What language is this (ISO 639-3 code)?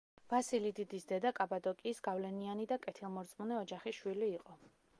kat